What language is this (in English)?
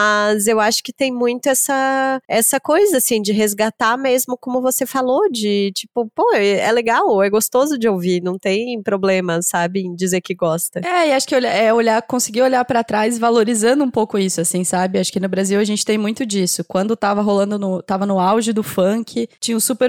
Portuguese